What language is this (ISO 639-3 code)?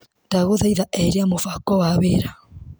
kik